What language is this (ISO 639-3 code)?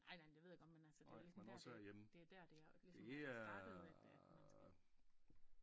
dan